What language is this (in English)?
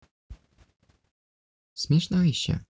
Russian